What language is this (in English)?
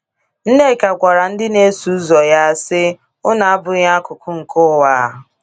Igbo